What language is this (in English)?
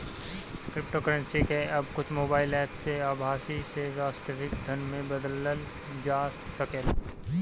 Bhojpuri